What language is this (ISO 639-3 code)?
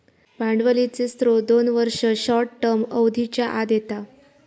mar